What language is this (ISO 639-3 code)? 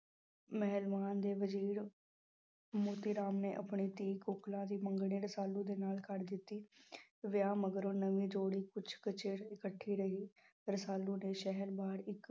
pan